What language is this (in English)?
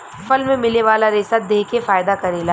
Bhojpuri